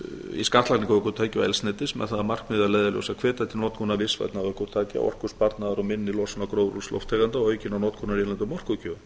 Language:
Icelandic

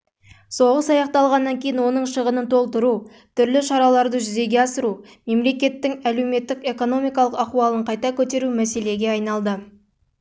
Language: Kazakh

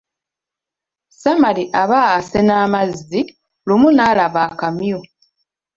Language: Ganda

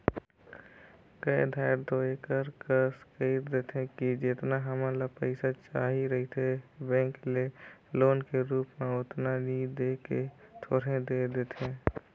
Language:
Chhattisgarhi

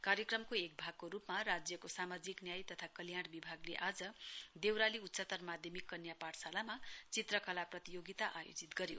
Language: Nepali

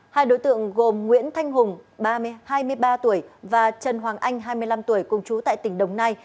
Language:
Vietnamese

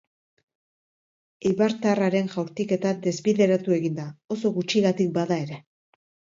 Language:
Basque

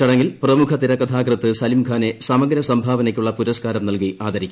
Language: Malayalam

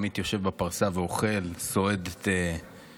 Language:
Hebrew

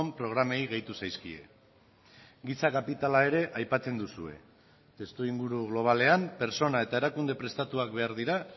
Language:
Basque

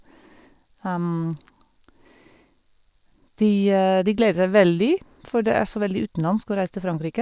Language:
Norwegian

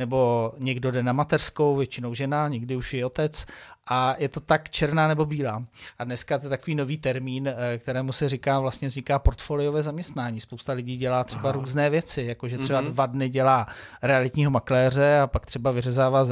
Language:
Czech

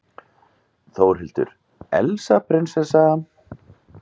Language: Icelandic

